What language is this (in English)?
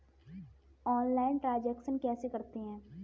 Hindi